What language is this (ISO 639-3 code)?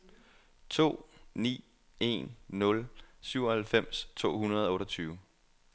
dan